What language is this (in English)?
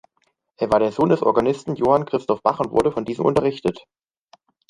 German